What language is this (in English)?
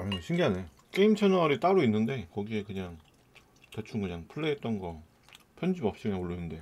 Korean